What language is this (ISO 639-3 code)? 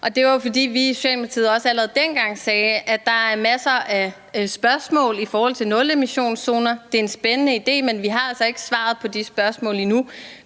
dan